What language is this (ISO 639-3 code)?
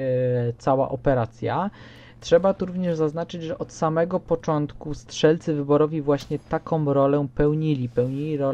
pol